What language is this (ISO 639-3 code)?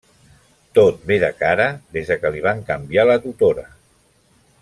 cat